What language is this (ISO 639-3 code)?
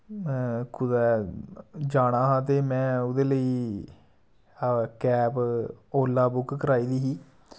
doi